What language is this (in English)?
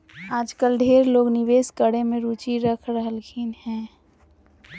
Magahi